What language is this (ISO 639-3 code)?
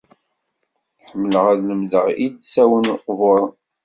kab